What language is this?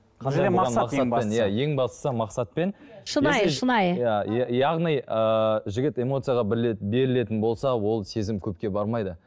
Kazakh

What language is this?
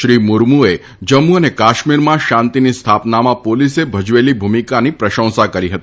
Gujarati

